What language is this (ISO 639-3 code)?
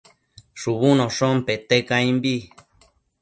mcf